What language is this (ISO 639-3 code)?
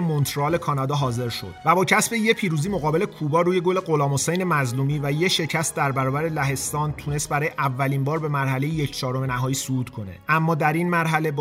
fas